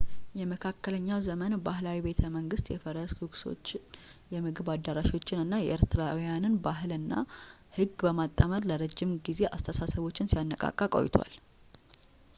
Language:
Amharic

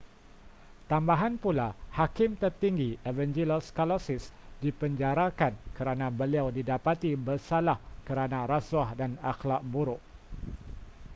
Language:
Malay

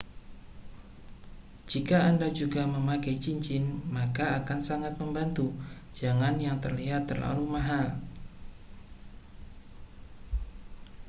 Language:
Indonesian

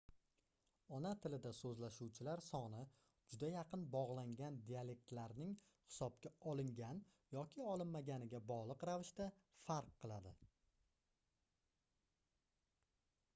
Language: Uzbek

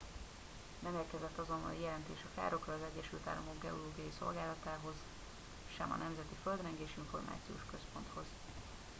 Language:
Hungarian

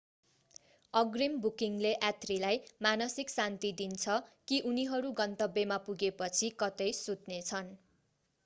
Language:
Nepali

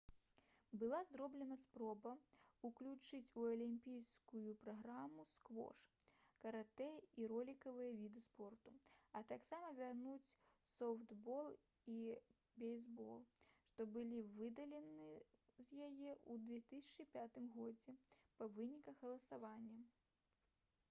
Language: Belarusian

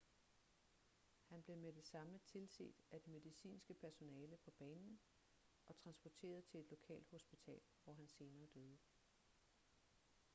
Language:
Danish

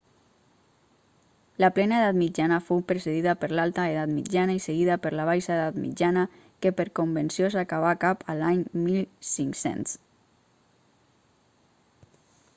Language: Catalan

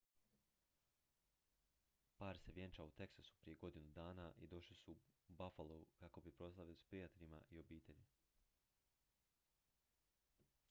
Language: Croatian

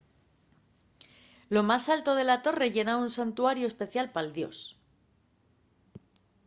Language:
Asturian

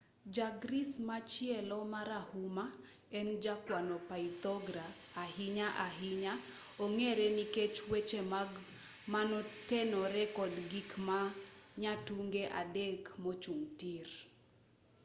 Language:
Luo (Kenya and Tanzania)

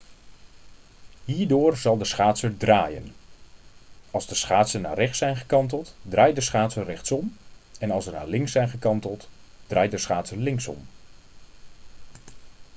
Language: Dutch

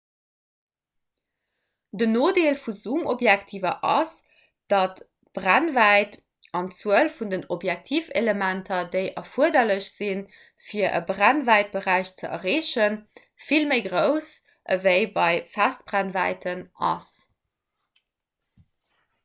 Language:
Luxembourgish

